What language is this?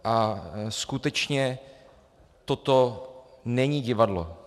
Czech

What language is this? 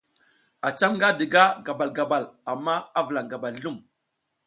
South Giziga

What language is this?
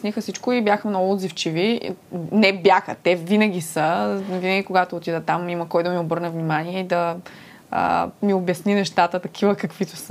Bulgarian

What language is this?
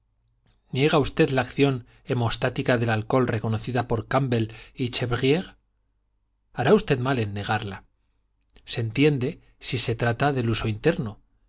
Spanish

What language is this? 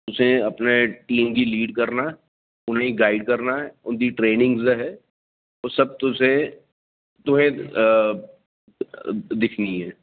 Dogri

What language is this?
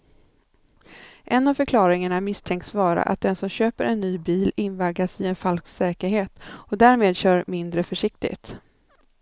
Swedish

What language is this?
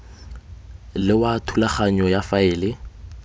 Tswana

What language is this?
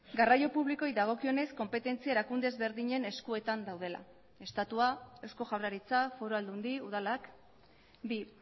Basque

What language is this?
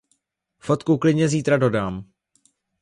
Czech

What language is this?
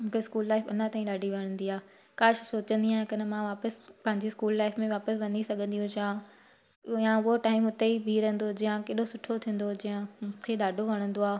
Sindhi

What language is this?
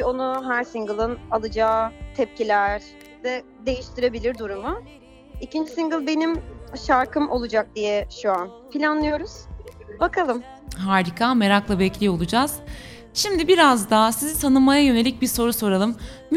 Turkish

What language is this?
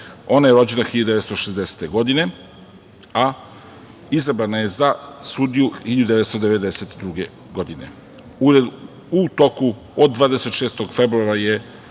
Serbian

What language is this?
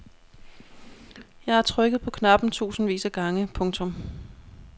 Danish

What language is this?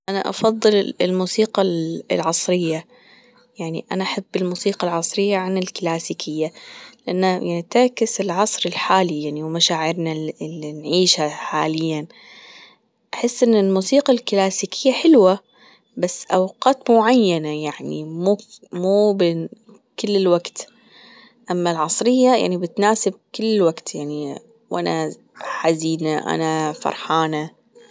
Gulf Arabic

